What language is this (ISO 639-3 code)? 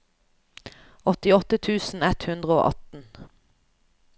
nor